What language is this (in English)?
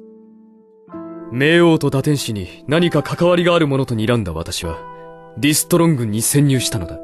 Japanese